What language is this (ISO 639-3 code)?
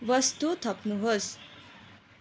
nep